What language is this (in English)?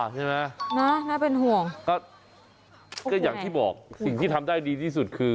Thai